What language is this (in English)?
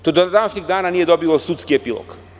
Serbian